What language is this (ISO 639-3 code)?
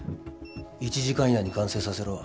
jpn